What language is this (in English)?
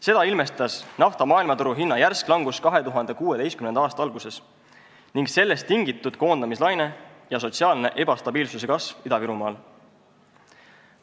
Estonian